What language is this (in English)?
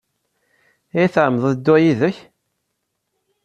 Kabyle